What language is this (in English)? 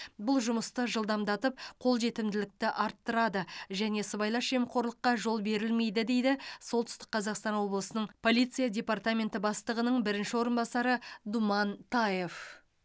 Kazakh